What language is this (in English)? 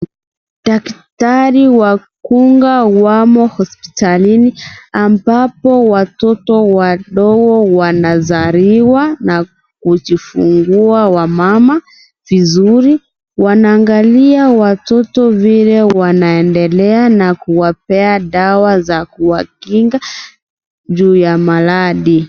Swahili